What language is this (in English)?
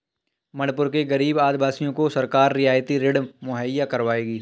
Hindi